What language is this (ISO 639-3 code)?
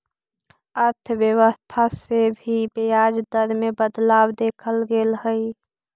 mag